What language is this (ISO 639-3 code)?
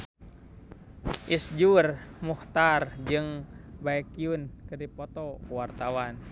sun